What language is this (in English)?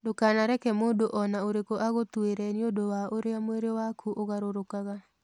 Kikuyu